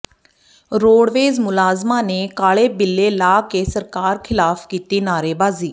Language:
Punjabi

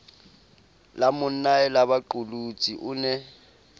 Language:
Southern Sotho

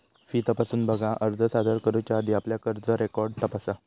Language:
Marathi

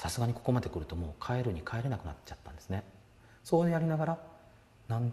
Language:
Japanese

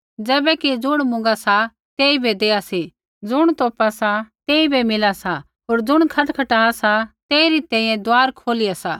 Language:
Kullu Pahari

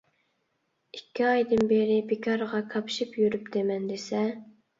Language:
Uyghur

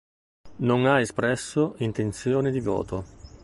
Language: Italian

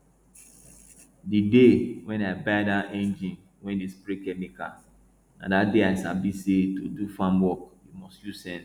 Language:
Nigerian Pidgin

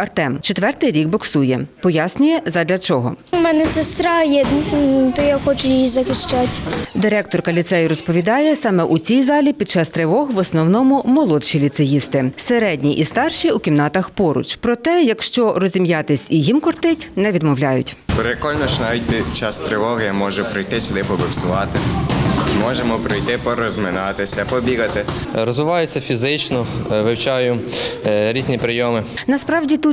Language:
Ukrainian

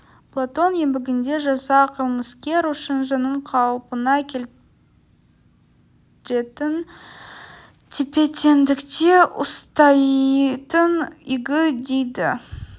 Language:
Kazakh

